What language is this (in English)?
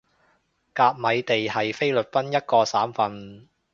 Cantonese